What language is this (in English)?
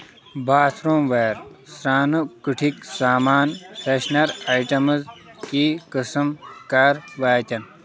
Kashmiri